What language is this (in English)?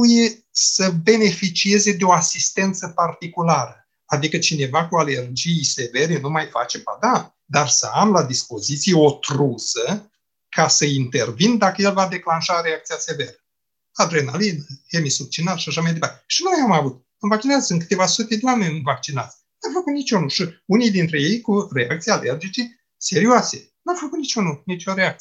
Romanian